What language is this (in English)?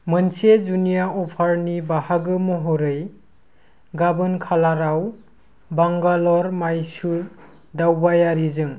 Bodo